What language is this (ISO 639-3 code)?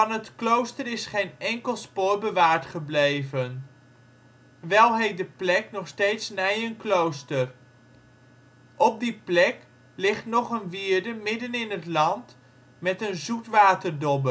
nld